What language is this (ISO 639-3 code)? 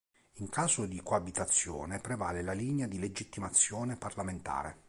ita